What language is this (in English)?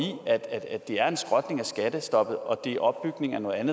Danish